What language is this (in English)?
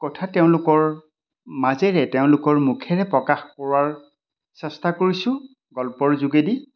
Assamese